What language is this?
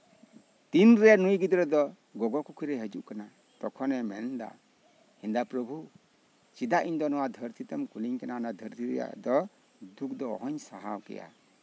Santali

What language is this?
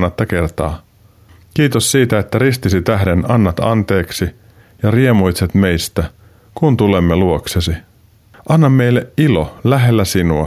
Finnish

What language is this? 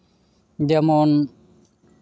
Santali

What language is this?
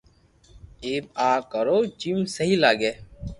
Loarki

